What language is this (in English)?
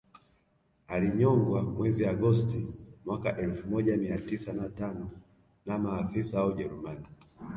Swahili